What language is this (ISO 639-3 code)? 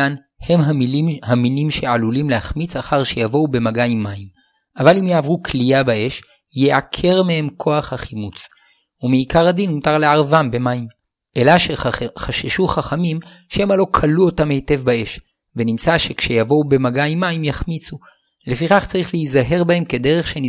heb